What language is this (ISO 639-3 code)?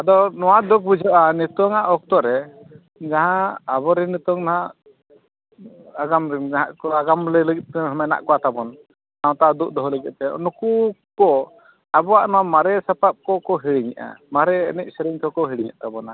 sat